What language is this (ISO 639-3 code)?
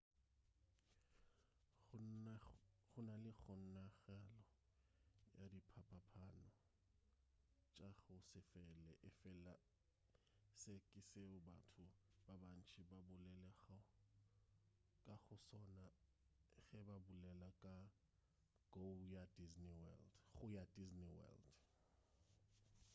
nso